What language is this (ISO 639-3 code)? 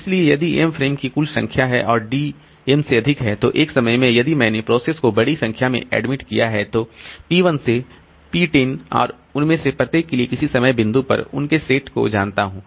hin